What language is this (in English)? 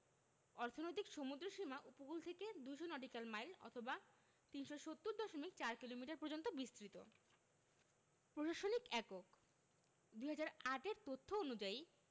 Bangla